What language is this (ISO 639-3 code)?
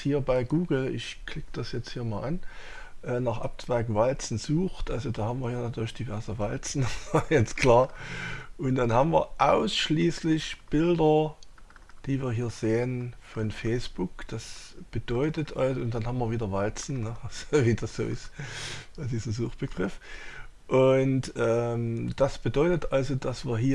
deu